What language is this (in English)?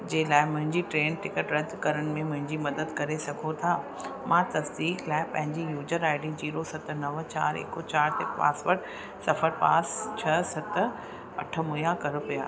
Sindhi